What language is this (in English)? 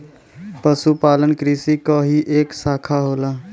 Bhojpuri